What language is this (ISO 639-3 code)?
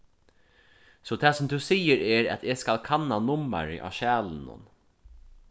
fao